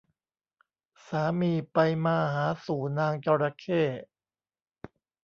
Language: Thai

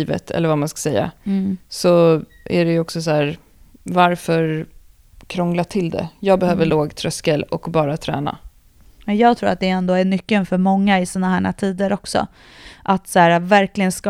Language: Swedish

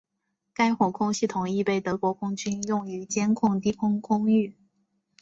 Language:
Chinese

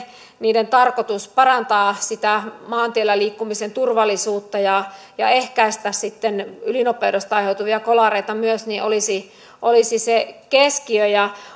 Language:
Finnish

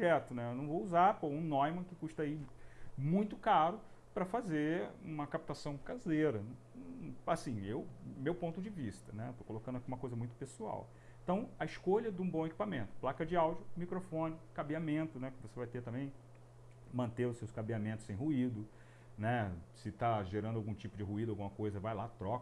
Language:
Portuguese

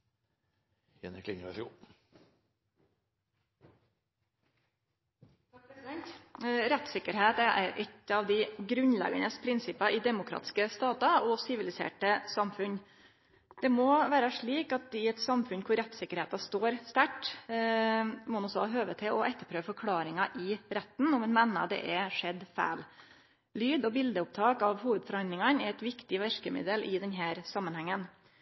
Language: Norwegian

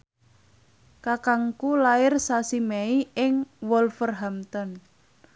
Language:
Javanese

